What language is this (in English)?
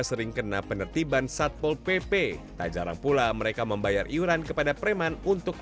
Indonesian